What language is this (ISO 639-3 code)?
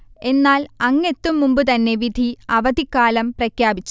mal